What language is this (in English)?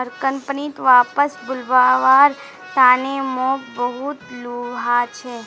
Magahi